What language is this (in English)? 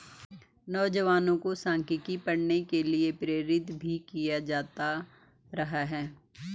Hindi